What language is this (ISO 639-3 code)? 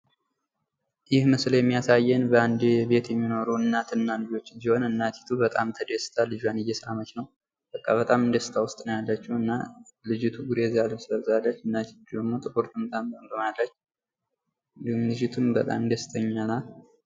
amh